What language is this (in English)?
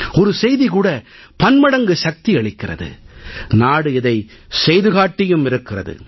Tamil